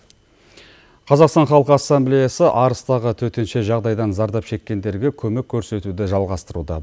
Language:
Kazakh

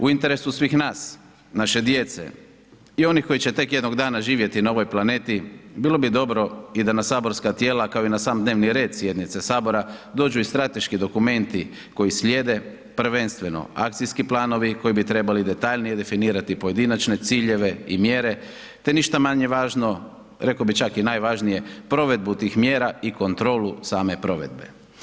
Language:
Croatian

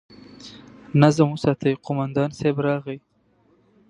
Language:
Pashto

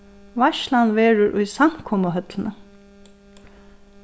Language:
Faroese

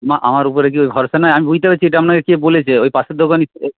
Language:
Bangla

